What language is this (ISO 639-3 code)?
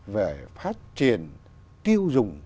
vie